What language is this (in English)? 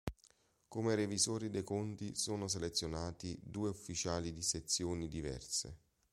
Italian